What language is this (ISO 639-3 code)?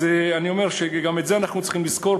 heb